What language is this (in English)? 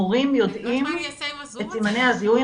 Hebrew